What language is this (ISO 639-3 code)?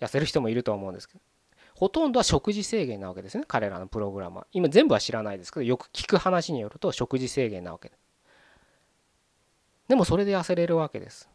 jpn